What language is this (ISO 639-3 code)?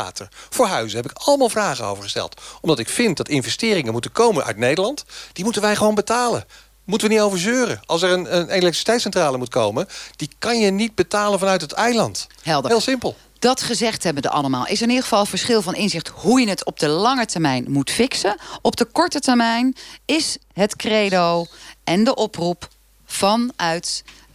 nld